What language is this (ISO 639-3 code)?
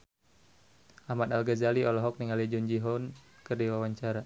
sun